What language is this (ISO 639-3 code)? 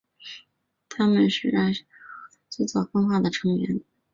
zho